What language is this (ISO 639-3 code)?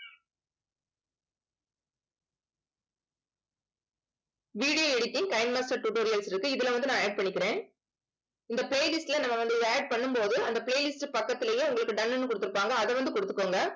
tam